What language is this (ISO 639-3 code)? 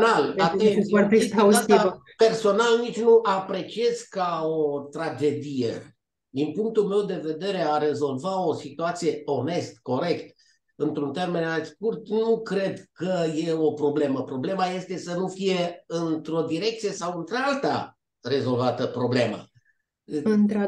ron